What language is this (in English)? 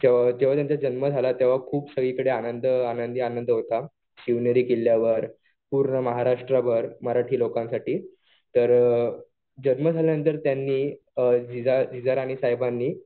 Marathi